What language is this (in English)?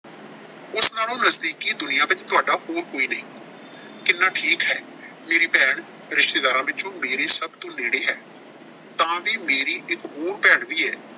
Punjabi